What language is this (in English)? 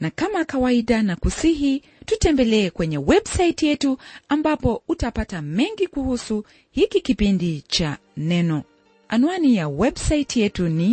Swahili